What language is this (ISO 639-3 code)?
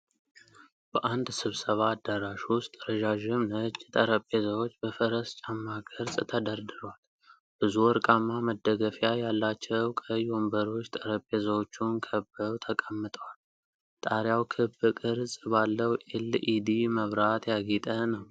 amh